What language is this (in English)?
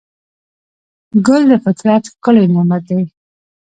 Pashto